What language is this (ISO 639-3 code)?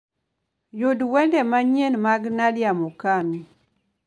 luo